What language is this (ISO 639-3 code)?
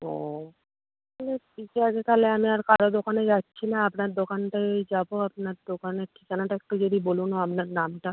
ben